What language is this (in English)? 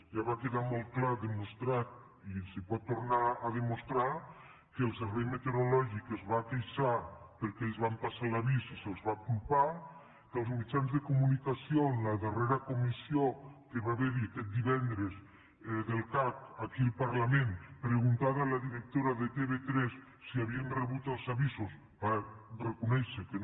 Catalan